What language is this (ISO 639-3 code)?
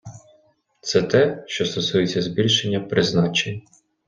ukr